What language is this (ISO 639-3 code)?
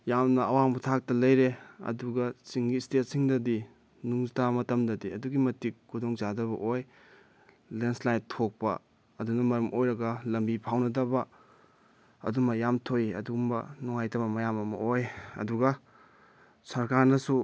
mni